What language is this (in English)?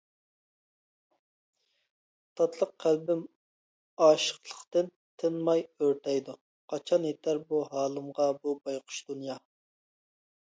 Uyghur